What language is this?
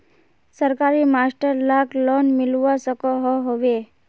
Magahi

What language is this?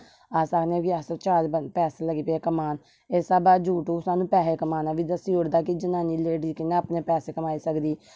Dogri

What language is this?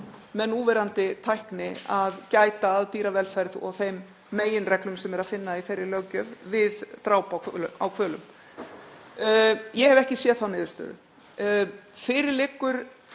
Icelandic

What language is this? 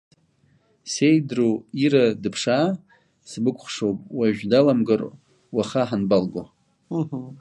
Abkhazian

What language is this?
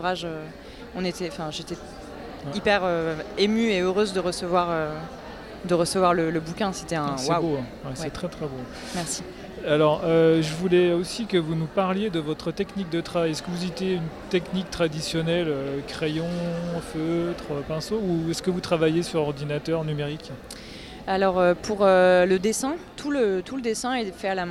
French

